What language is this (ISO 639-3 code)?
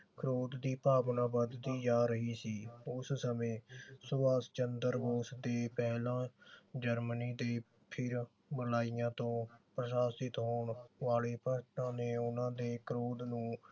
pan